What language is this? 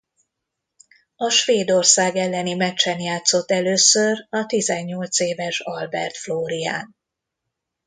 Hungarian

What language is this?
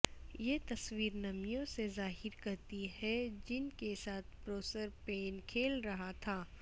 Urdu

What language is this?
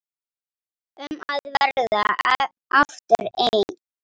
Icelandic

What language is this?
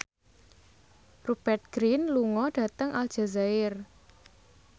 Javanese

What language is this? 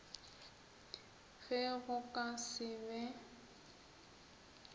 Northern Sotho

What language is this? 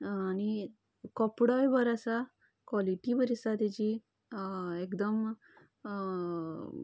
Konkani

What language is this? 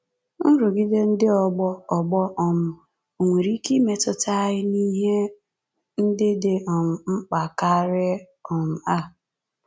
Igbo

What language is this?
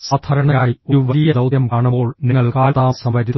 Malayalam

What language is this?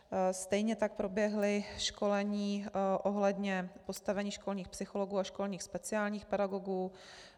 Czech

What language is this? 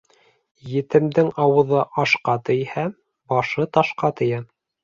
Bashkir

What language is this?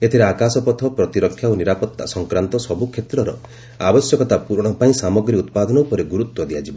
Odia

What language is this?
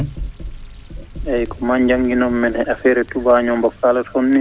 Fula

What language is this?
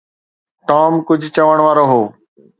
Sindhi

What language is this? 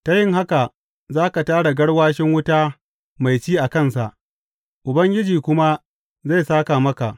Hausa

